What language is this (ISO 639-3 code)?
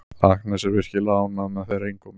isl